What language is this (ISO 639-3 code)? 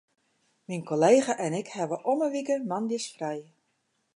fry